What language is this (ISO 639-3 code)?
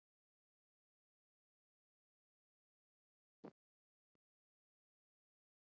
isl